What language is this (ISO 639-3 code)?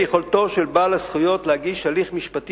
heb